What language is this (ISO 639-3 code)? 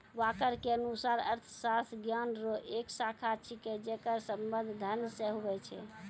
mai